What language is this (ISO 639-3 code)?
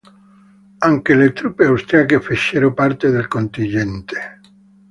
ita